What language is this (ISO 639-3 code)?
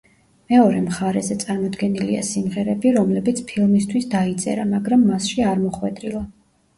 kat